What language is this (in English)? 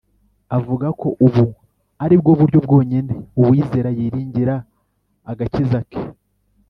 Kinyarwanda